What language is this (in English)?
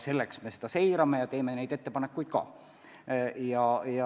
Estonian